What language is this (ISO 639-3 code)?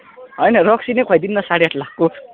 nep